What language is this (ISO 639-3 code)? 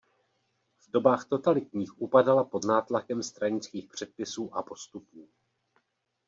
ces